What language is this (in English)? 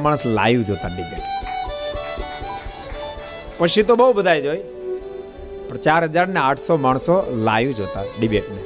Gujarati